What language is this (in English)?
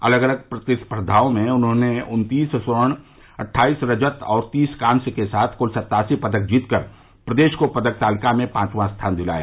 Hindi